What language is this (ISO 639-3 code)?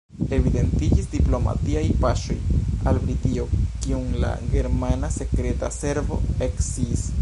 epo